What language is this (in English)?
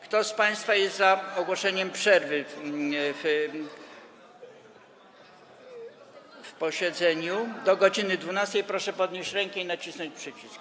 Polish